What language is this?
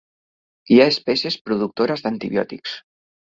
Catalan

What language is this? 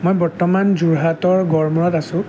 Assamese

